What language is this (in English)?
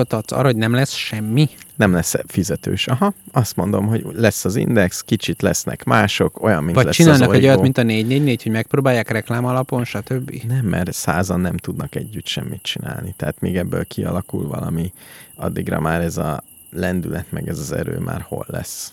Hungarian